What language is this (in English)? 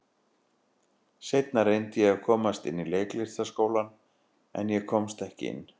Icelandic